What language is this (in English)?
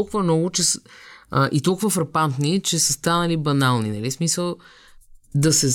Bulgarian